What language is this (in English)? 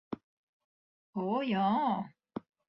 Latvian